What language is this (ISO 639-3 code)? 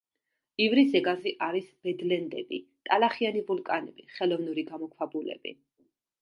kat